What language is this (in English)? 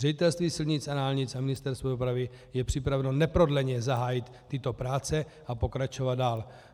Czech